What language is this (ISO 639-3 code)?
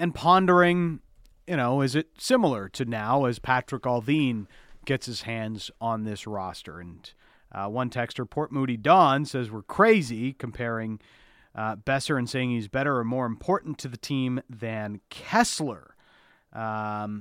eng